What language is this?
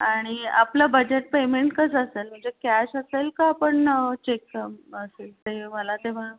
Marathi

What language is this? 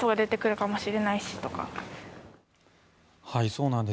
Japanese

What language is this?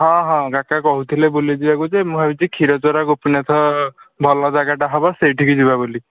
Odia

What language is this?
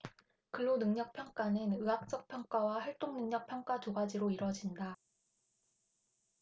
Korean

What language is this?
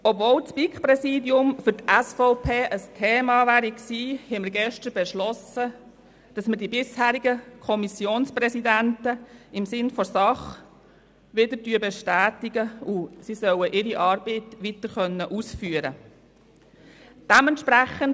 Swiss German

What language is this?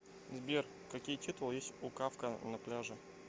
Russian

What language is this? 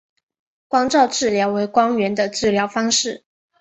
Chinese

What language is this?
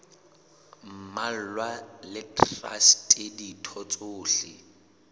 Southern Sotho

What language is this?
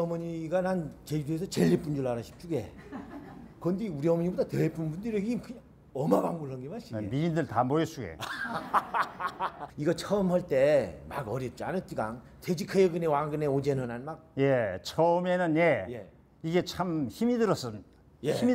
Korean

